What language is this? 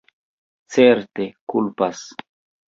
Esperanto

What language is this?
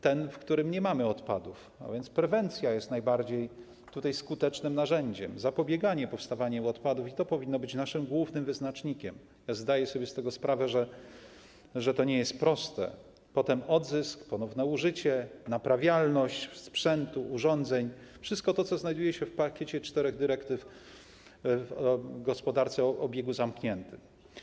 Polish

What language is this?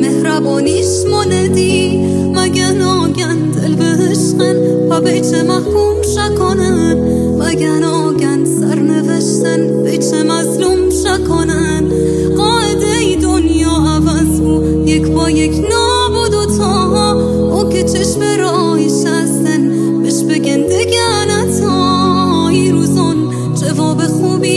Persian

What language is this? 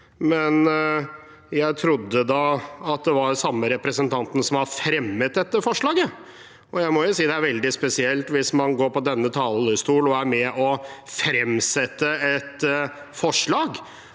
Norwegian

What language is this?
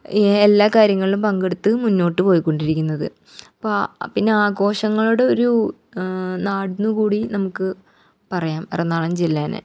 Malayalam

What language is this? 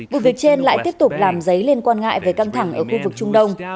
Vietnamese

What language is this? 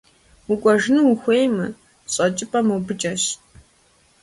Kabardian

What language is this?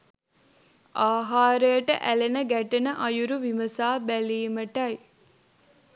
Sinhala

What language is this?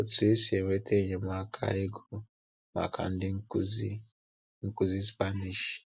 Igbo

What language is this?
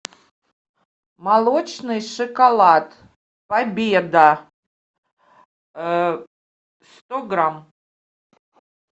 Russian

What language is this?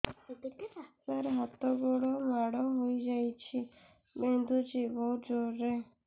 Odia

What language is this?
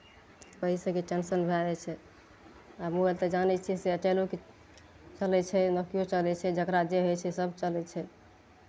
Maithili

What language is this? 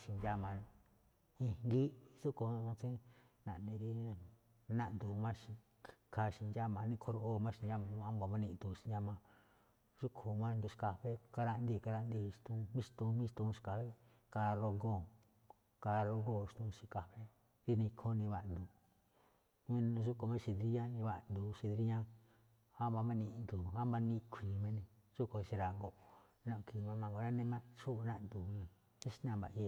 Malinaltepec Me'phaa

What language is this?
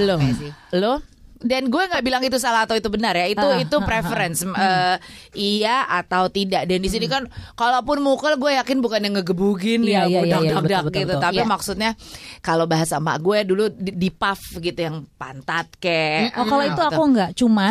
Indonesian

